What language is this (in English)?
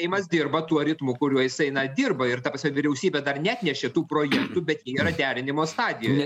Lithuanian